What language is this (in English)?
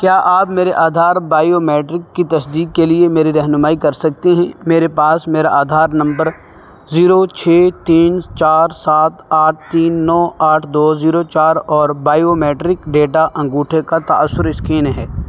Urdu